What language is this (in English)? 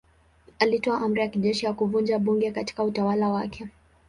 Swahili